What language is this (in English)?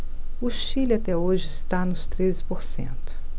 Portuguese